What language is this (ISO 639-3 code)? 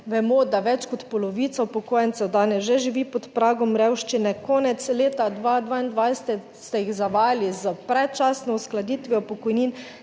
slv